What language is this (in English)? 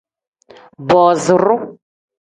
Tem